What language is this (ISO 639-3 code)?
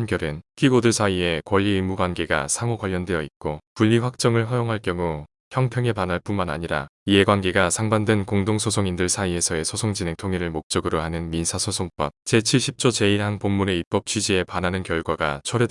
kor